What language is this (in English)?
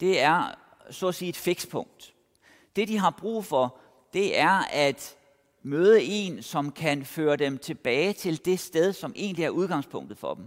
Danish